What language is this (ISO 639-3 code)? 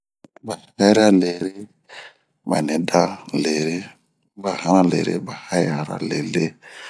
bmq